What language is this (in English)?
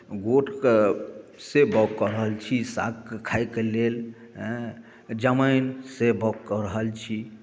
Maithili